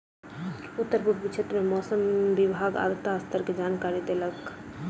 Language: Maithili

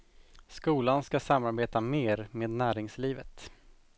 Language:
Swedish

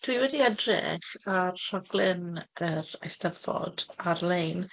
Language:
Welsh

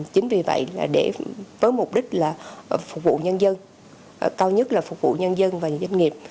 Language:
Vietnamese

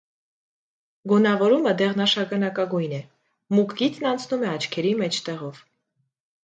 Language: Armenian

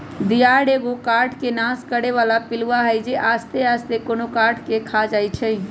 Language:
Magahi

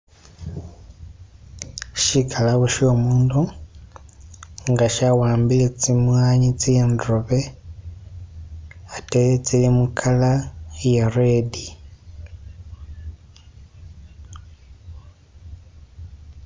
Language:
Masaaba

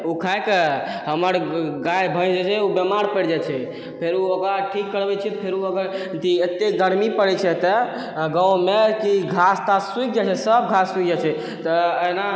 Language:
Maithili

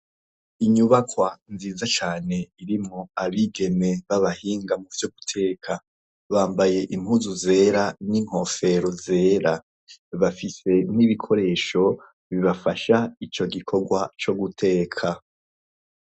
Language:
Rundi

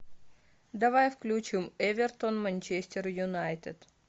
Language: Russian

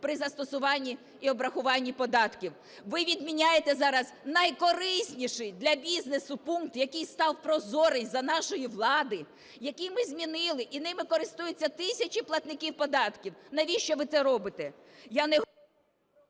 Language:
Ukrainian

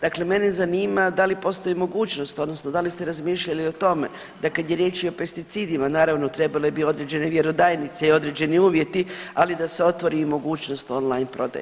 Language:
Croatian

